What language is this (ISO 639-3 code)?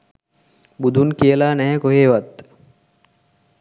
sin